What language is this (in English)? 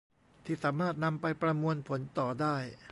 Thai